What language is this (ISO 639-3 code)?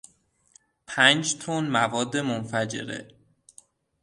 fas